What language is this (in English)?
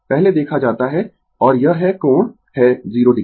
Hindi